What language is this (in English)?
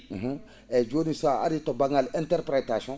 Fula